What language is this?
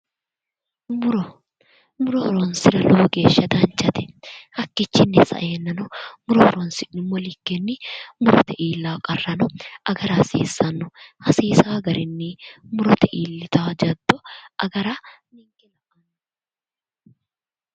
Sidamo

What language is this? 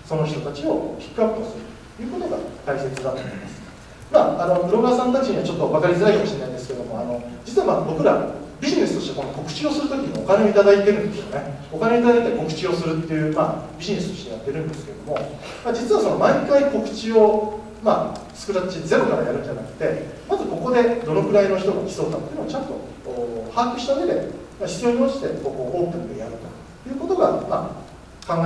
Japanese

